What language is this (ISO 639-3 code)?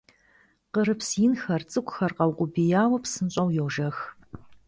kbd